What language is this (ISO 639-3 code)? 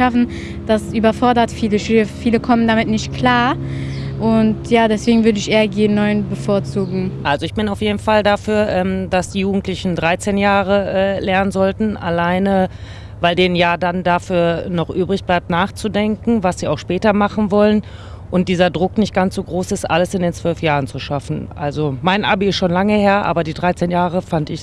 deu